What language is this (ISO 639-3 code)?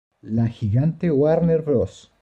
spa